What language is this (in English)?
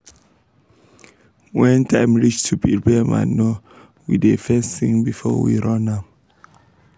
Nigerian Pidgin